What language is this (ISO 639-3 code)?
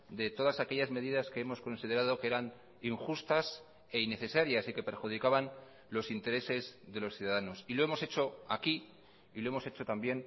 spa